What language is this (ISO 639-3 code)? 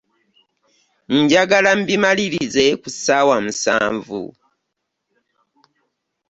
lug